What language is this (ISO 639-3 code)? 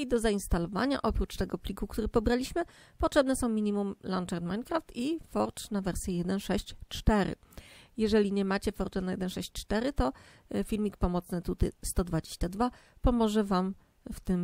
pol